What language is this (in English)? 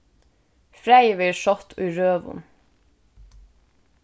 Faroese